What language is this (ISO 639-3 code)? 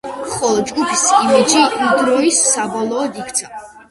kat